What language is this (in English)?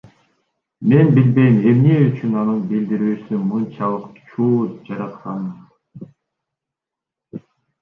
Kyrgyz